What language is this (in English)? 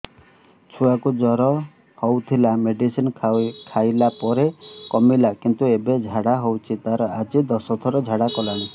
Odia